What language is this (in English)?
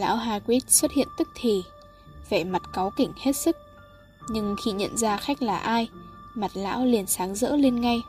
Vietnamese